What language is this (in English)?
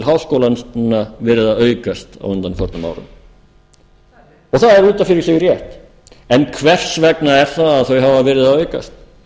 Icelandic